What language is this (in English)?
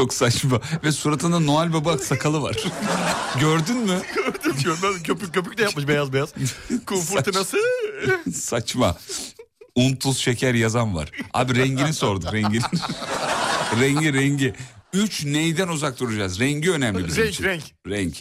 Turkish